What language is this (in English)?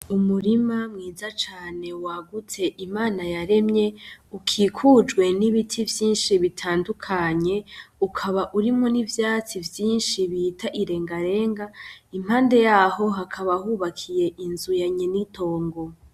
Rundi